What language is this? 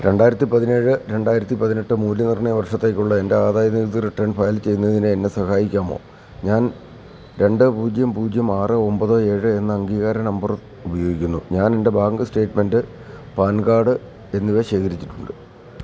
Malayalam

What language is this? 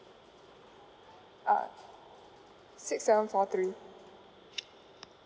English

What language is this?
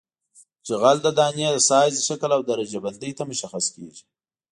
Pashto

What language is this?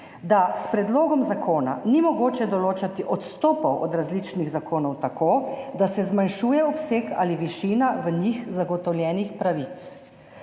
Slovenian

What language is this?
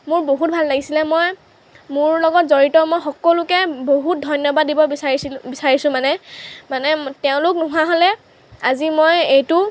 Assamese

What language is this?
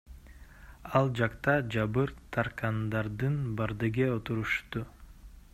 Kyrgyz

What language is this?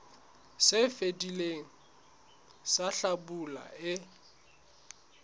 Southern Sotho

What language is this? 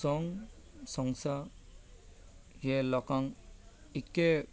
Konkani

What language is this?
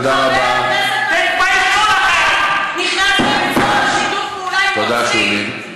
Hebrew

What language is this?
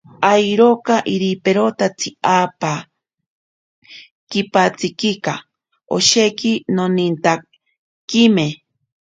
Ashéninka Perené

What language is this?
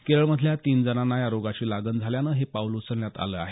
Marathi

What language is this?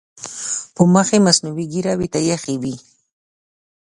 Pashto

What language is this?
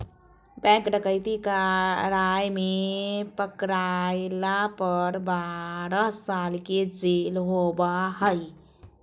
Magahi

